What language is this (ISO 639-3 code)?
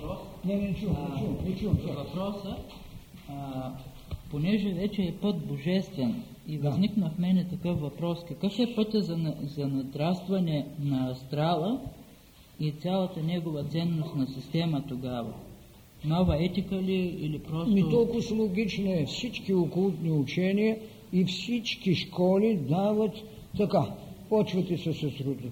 bul